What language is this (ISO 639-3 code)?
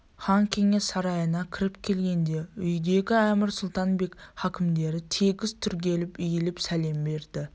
kaz